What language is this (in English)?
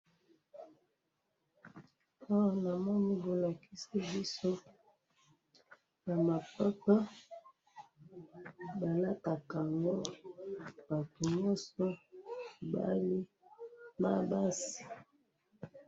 Lingala